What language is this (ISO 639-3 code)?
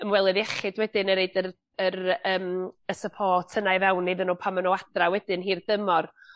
cym